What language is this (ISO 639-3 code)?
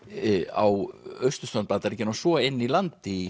isl